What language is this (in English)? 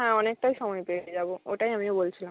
Bangla